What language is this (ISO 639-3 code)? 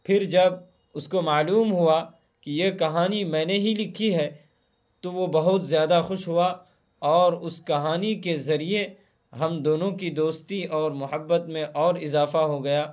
urd